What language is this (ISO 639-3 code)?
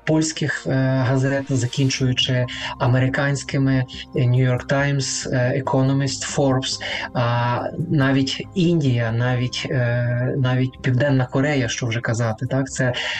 ukr